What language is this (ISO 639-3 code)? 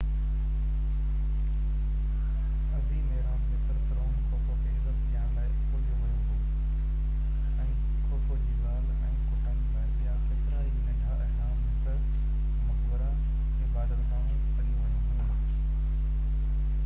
snd